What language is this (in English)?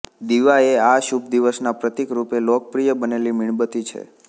Gujarati